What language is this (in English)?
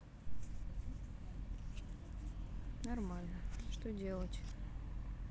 Russian